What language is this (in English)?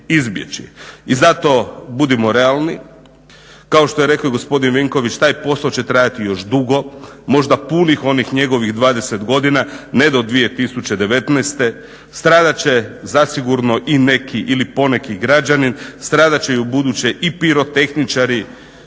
Croatian